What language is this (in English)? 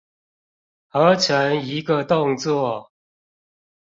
Chinese